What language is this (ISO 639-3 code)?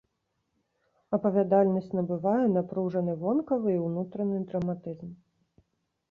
bel